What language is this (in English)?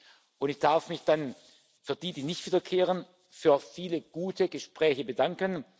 German